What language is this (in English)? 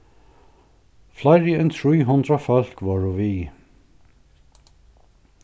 Faroese